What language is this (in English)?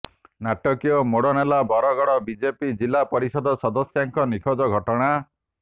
Odia